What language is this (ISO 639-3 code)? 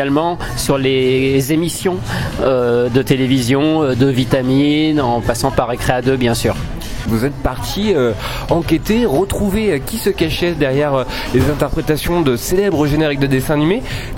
fra